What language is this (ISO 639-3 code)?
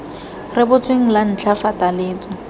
tsn